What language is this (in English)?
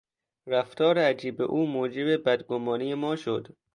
Persian